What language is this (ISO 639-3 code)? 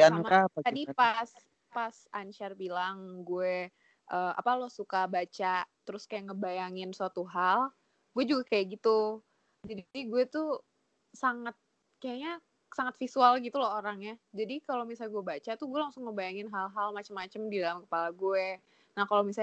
ind